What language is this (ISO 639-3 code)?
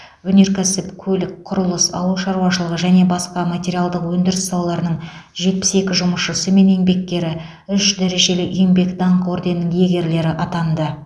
kaz